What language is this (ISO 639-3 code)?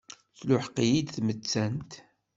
kab